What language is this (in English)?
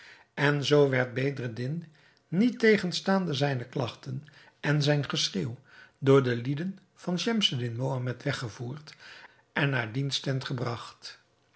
Dutch